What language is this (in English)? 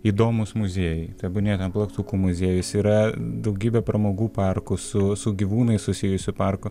Lithuanian